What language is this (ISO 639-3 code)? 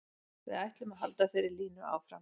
isl